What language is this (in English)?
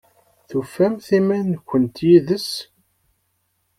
Kabyle